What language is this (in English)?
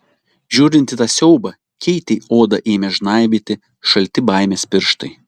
Lithuanian